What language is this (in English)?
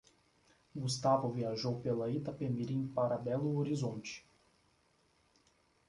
Portuguese